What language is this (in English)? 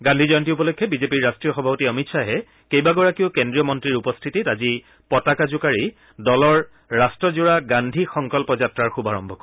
Assamese